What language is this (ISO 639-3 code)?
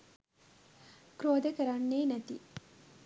sin